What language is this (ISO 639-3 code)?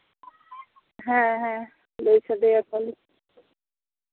sat